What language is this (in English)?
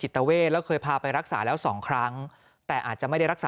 Thai